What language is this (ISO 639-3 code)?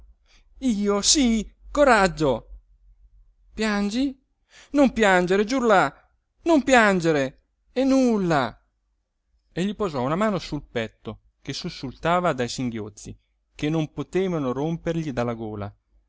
ita